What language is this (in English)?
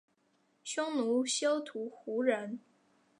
Chinese